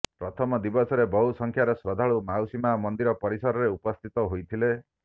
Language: Odia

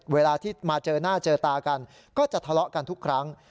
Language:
Thai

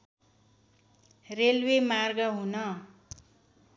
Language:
Nepali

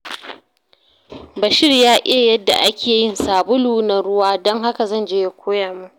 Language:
Hausa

